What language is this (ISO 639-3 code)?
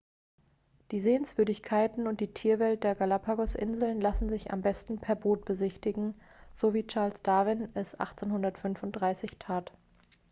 deu